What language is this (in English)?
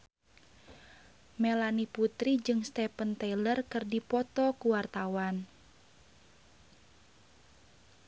Sundanese